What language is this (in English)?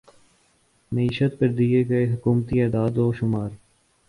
Urdu